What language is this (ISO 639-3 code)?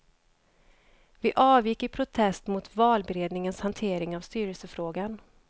swe